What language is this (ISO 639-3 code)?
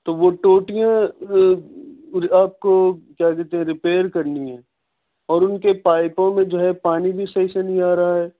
urd